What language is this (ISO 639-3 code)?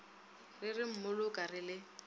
nso